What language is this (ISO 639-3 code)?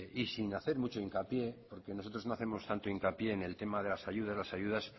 spa